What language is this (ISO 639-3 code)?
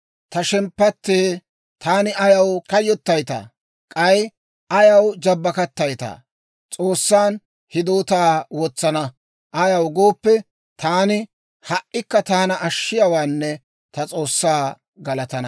dwr